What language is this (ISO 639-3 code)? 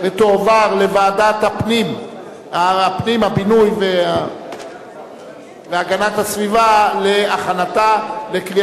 heb